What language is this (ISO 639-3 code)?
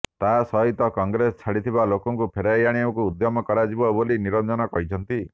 ori